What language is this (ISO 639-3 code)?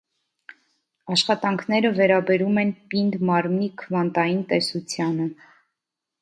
hye